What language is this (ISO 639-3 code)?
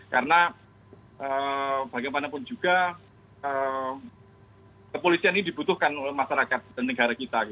ind